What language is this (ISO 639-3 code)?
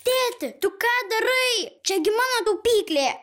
lit